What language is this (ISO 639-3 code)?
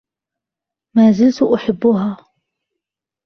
ara